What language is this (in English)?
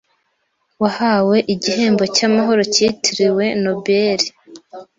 Kinyarwanda